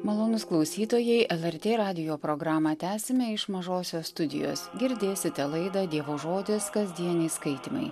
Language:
Lithuanian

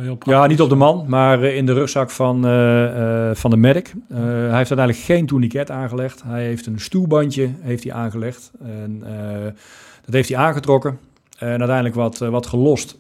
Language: Dutch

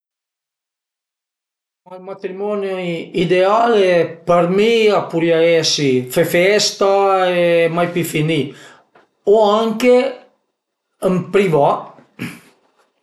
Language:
Piedmontese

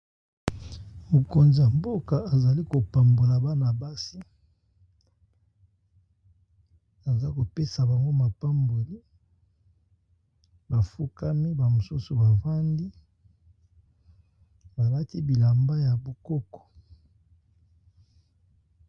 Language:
Lingala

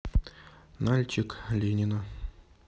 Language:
Russian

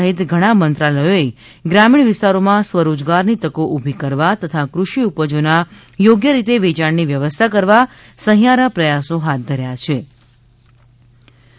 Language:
Gujarati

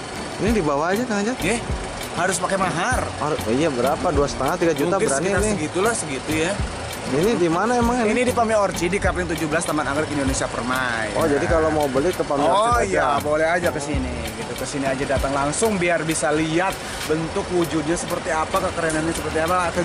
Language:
Indonesian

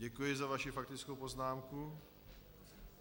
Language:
Czech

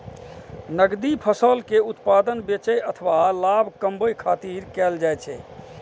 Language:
Maithili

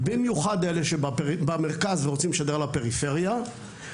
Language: Hebrew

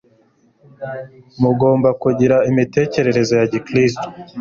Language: Kinyarwanda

